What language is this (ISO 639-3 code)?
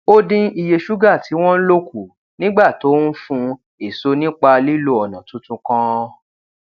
yor